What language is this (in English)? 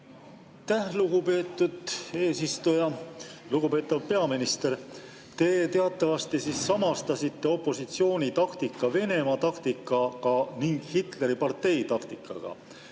Estonian